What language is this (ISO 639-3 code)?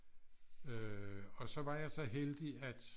dan